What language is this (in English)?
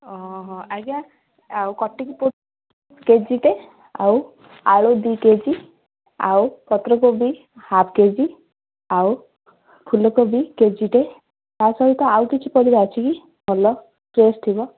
Odia